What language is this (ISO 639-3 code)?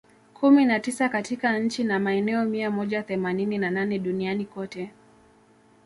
swa